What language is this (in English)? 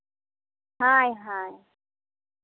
Santali